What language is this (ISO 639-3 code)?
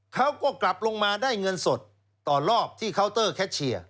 tha